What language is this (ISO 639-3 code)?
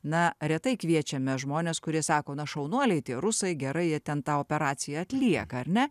lit